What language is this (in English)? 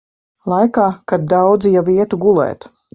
Latvian